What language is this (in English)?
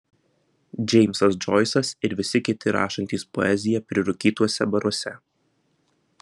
Lithuanian